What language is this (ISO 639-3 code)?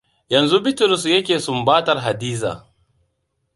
hau